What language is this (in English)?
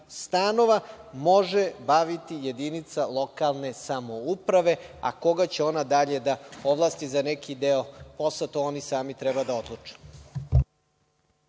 Serbian